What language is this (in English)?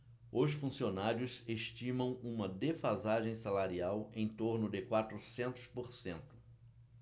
Portuguese